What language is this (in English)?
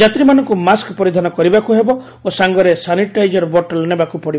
Odia